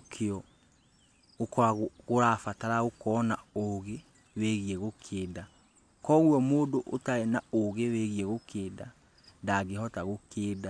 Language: Kikuyu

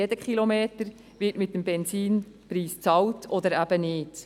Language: Swiss German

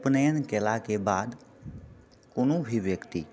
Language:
Maithili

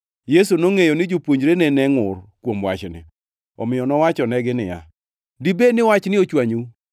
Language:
Luo (Kenya and Tanzania)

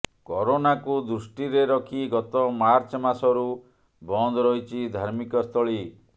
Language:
Odia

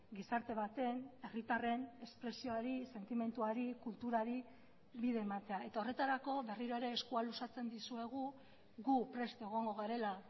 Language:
Basque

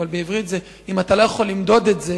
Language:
Hebrew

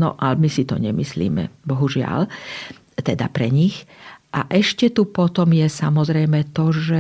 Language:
Slovak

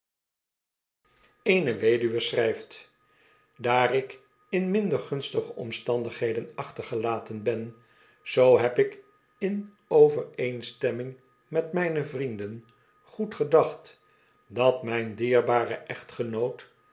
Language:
Dutch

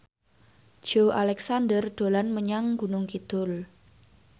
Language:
Javanese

